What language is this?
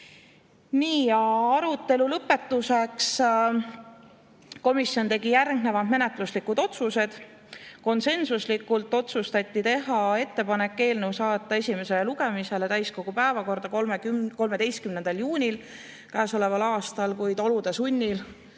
Estonian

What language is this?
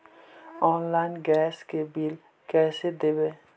Magahi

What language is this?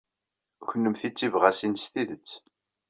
Kabyle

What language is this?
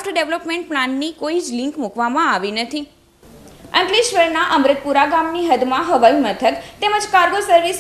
Hindi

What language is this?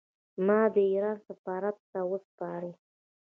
Pashto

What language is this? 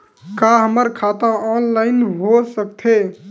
Chhattisgarhi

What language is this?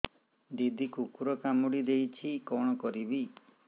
Odia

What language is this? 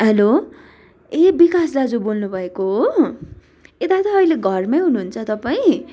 Nepali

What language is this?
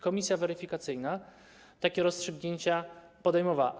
Polish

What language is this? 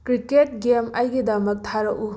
Manipuri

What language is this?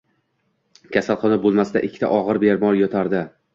Uzbek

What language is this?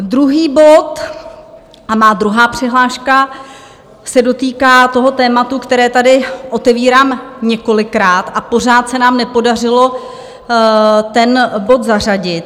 Czech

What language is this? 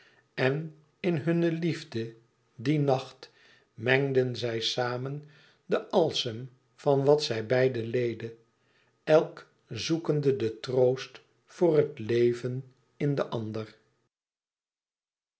Dutch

